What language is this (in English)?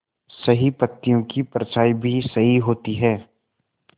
Hindi